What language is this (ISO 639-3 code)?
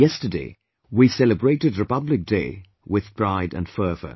eng